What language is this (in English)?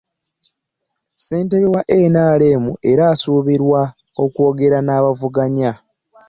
Ganda